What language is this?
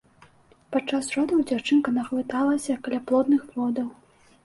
Belarusian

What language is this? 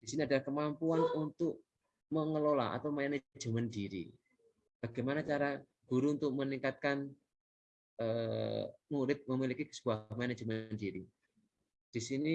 Indonesian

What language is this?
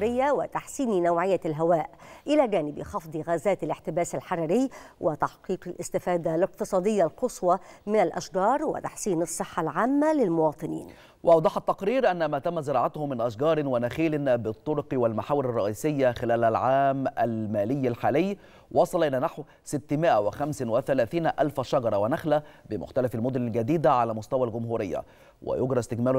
Arabic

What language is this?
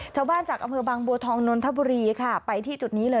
Thai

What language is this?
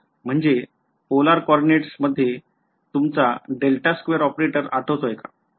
Marathi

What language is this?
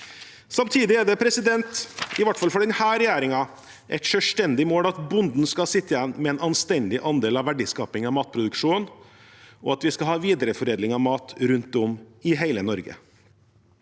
Norwegian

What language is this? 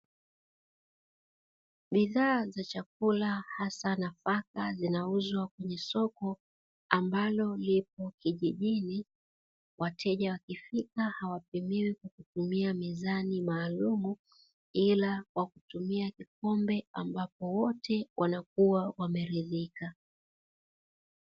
Swahili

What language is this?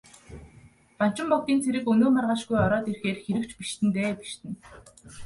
Mongolian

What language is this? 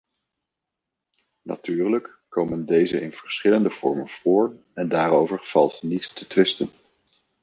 Dutch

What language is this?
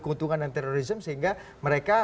Indonesian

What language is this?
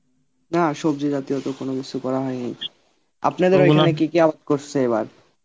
Bangla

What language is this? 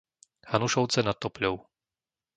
Slovak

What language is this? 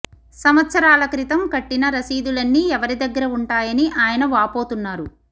Telugu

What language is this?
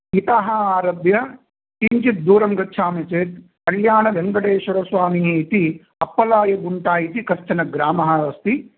Sanskrit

